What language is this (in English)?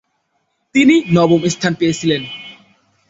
Bangla